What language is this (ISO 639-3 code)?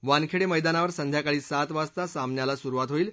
mar